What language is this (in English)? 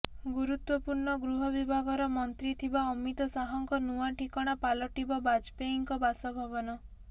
Odia